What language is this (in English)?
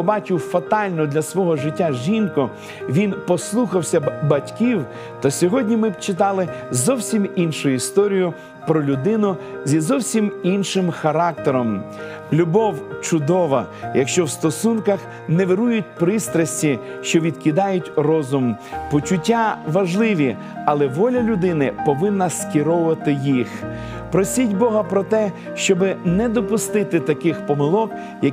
Ukrainian